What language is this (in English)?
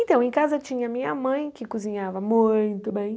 Portuguese